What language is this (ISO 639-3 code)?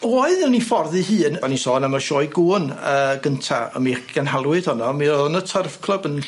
cym